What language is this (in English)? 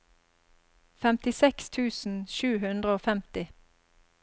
Norwegian